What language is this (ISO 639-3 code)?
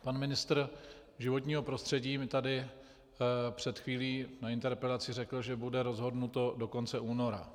ces